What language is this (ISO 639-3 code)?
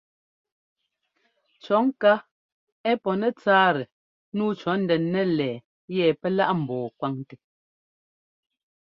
jgo